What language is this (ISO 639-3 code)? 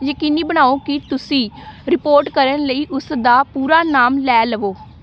pan